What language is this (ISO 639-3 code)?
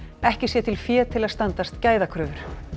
isl